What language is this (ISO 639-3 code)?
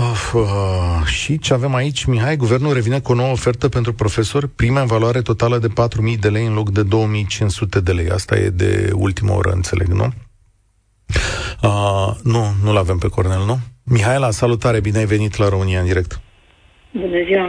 ron